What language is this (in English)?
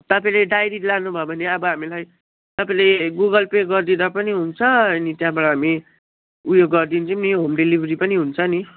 Nepali